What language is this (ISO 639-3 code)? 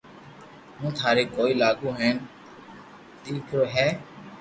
lrk